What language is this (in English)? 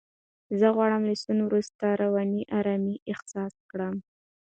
Pashto